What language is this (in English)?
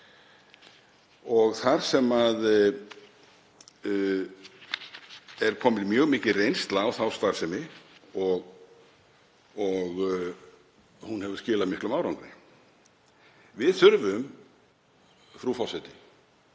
Icelandic